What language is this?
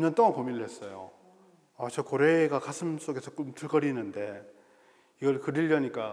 Korean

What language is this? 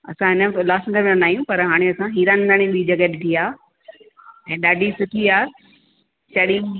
Sindhi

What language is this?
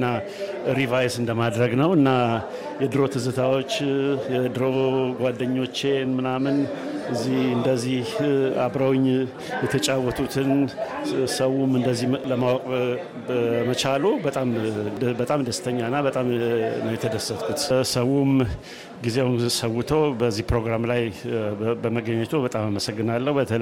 Amharic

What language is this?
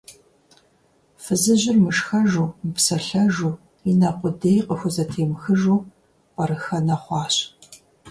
Kabardian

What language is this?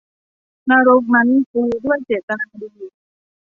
Thai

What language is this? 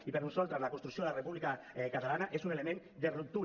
Catalan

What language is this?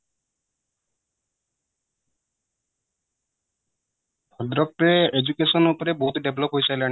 Odia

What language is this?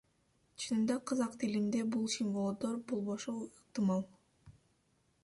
Kyrgyz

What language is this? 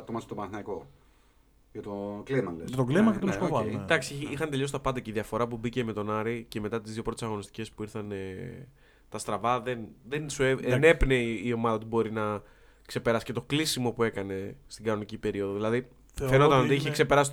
Greek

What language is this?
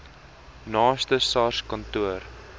Afrikaans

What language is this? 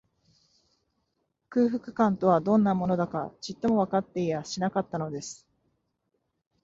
Japanese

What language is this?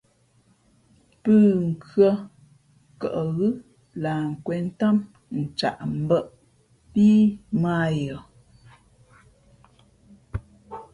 Fe'fe'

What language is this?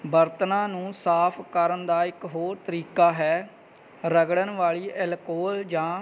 Punjabi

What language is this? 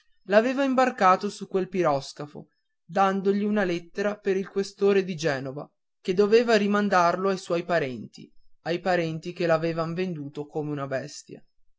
Italian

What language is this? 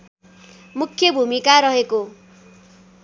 Nepali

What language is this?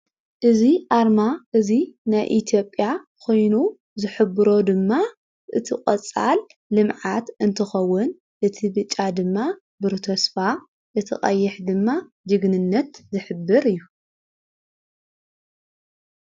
Tigrinya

